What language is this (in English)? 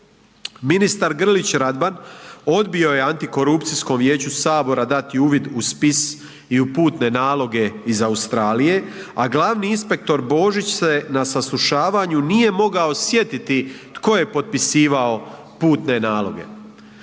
Croatian